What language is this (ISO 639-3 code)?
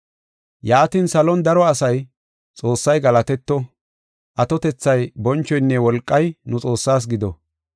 gof